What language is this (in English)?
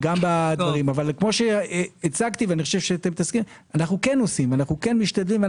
Hebrew